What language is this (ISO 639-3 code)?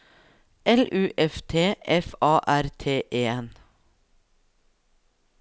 nor